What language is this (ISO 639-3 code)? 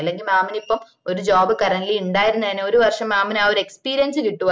mal